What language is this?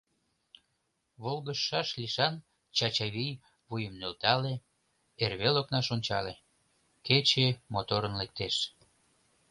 Mari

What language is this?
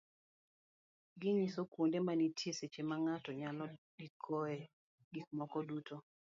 Luo (Kenya and Tanzania)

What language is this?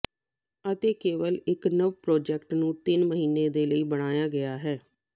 Punjabi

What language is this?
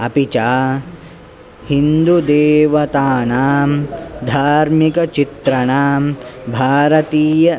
Sanskrit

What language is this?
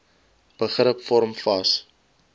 Afrikaans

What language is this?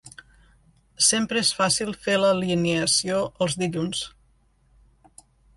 Catalan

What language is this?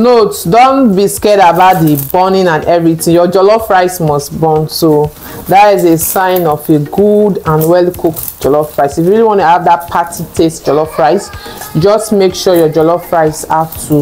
English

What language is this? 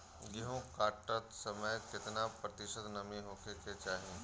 Bhojpuri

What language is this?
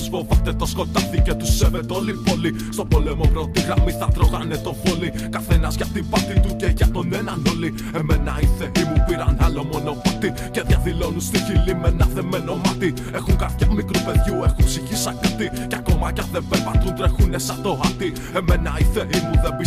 Greek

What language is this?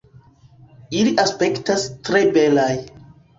Esperanto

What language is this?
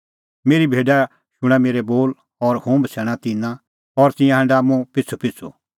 Kullu Pahari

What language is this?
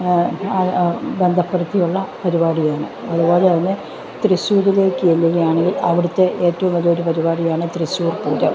Malayalam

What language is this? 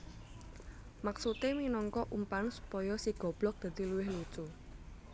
Javanese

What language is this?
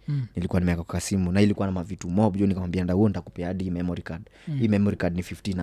Swahili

